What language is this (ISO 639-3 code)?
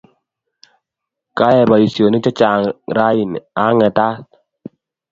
kln